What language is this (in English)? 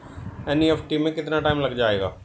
Hindi